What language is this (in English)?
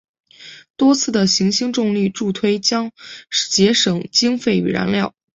Chinese